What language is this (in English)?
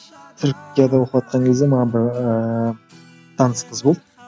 Kazakh